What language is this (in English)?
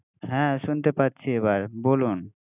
Bangla